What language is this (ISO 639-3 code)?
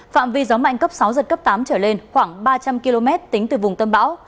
vie